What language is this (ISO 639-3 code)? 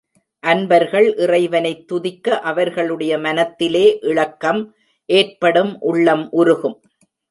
tam